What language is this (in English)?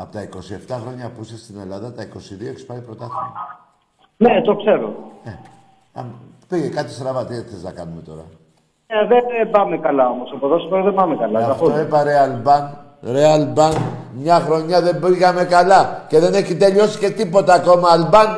Greek